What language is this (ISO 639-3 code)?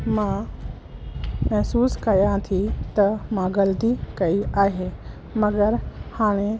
snd